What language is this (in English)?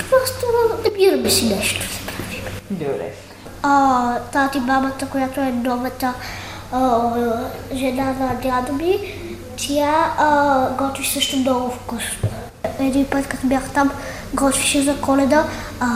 Bulgarian